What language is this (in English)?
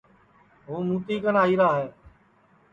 Sansi